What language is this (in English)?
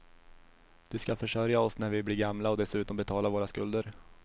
Swedish